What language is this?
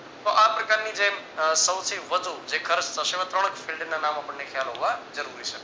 Gujarati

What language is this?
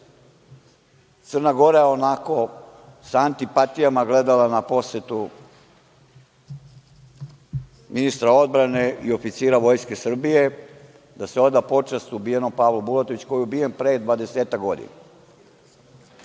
Serbian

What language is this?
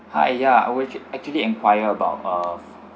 English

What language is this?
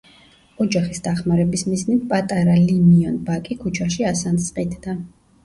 Georgian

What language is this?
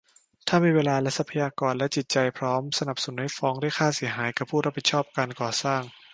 Thai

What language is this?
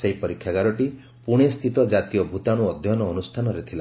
Odia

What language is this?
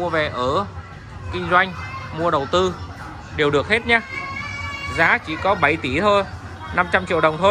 Vietnamese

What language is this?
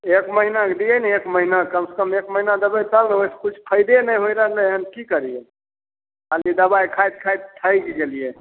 Maithili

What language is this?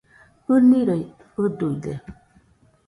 Nüpode Huitoto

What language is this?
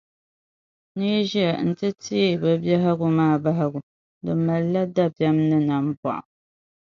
Dagbani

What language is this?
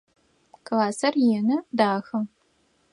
Adyghe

